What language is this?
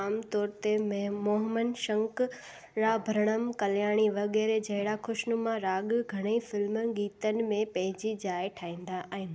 Sindhi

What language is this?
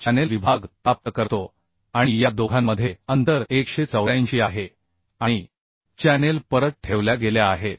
Marathi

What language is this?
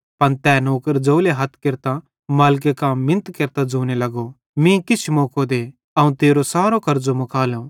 Bhadrawahi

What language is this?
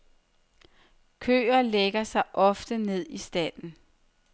Danish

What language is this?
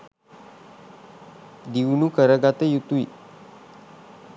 Sinhala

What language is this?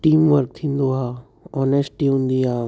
Sindhi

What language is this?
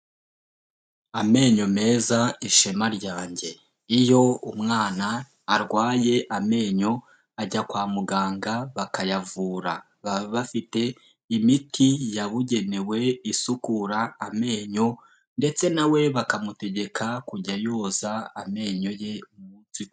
Kinyarwanda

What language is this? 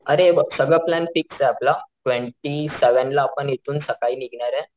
Marathi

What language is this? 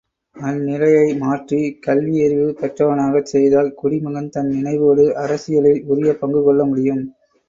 Tamil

